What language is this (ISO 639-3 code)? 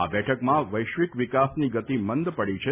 guj